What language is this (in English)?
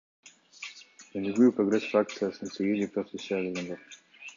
Kyrgyz